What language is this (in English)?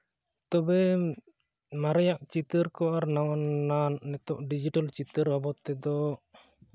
Santali